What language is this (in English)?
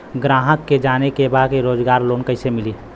Bhojpuri